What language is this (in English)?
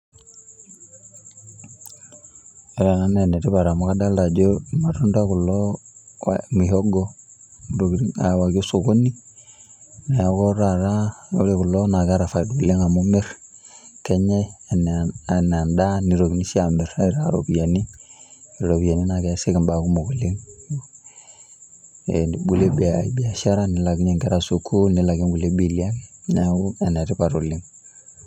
Masai